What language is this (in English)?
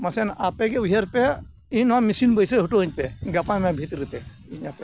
Santali